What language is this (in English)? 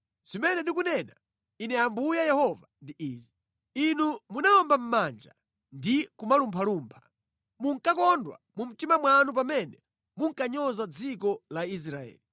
Nyanja